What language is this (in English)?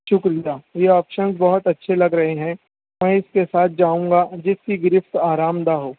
Urdu